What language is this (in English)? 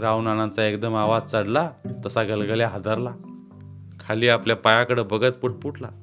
Marathi